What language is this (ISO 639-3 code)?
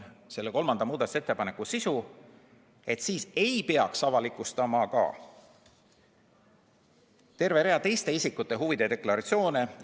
est